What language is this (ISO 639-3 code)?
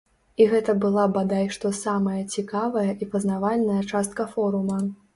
bel